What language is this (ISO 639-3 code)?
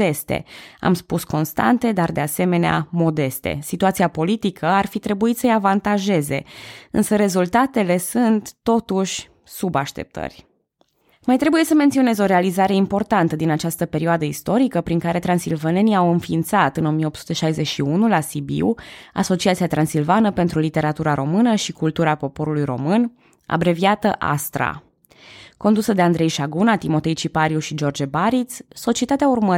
ron